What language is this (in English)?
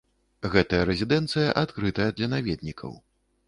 Belarusian